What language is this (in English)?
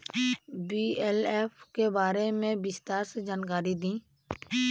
Bhojpuri